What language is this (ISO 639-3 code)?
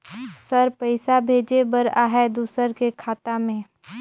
hne